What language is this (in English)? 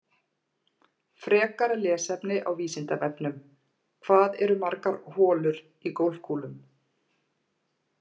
Icelandic